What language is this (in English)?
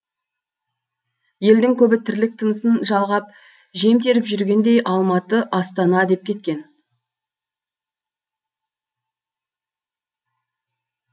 Kazakh